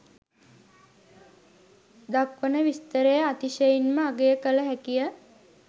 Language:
Sinhala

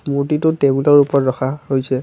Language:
Assamese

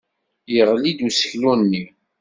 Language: Kabyle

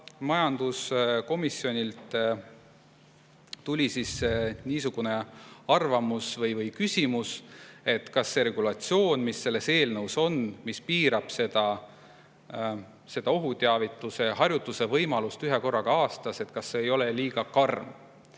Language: Estonian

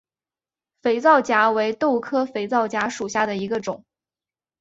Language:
Chinese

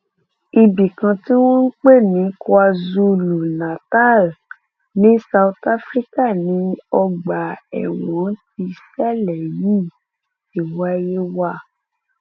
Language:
Yoruba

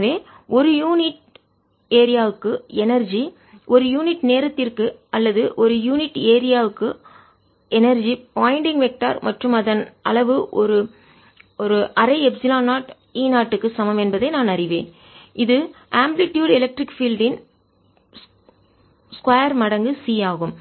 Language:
Tamil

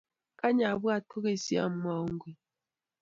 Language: Kalenjin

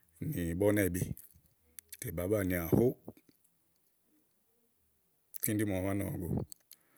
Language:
Igo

